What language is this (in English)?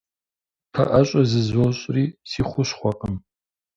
Kabardian